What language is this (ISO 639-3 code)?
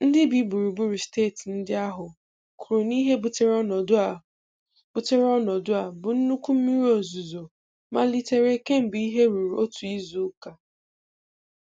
ibo